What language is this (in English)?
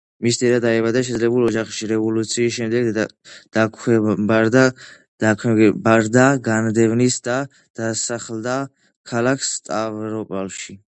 Georgian